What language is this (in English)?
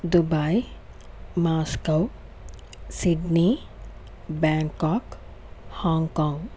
Telugu